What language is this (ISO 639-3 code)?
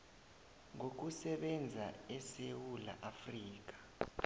nbl